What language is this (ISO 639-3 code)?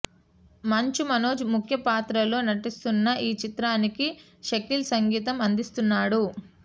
tel